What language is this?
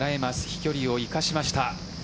Japanese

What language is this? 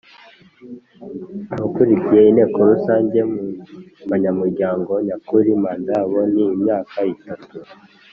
Kinyarwanda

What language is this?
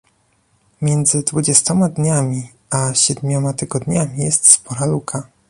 Polish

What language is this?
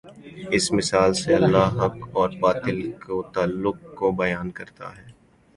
Urdu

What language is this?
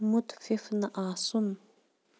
Kashmiri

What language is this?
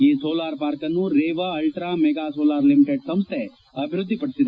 Kannada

